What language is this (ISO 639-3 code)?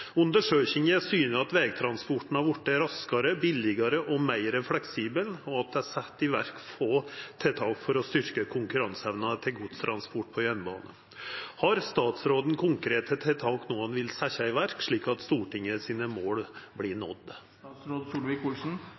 nor